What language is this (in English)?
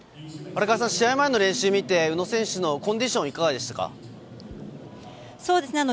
Japanese